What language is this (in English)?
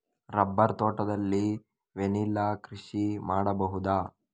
Kannada